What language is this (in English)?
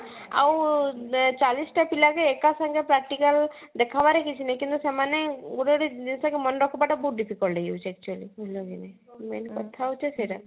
Odia